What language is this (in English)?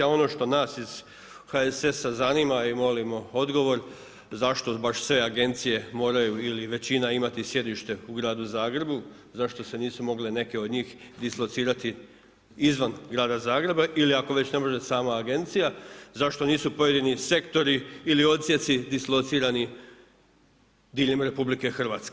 Croatian